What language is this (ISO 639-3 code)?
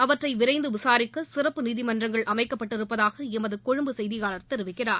tam